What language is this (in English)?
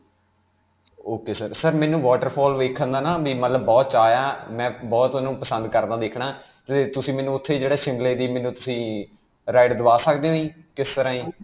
Punjabi